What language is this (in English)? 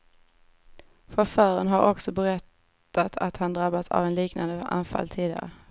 Swedish